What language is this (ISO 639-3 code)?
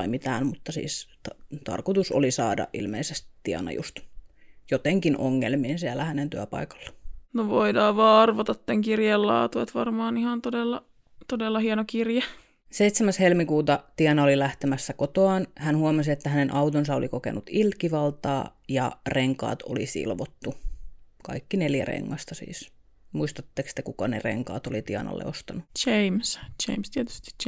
fin